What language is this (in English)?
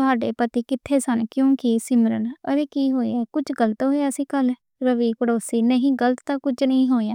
Western Panjabi